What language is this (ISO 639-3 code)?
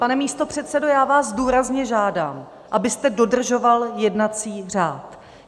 ces